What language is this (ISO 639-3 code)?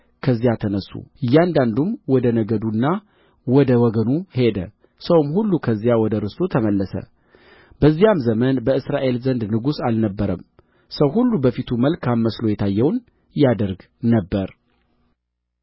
amh